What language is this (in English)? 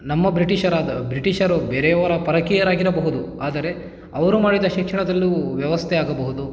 Kannada